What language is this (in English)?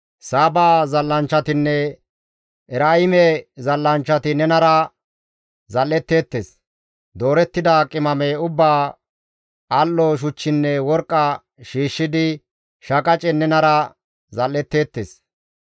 Gamo